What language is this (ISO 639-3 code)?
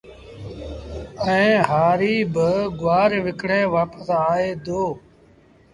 sbn